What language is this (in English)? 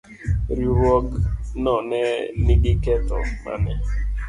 Luo (Kenya and Tanzania)